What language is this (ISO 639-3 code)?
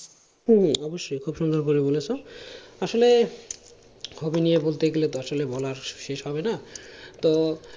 ben